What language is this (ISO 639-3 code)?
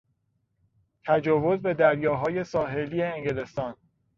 fas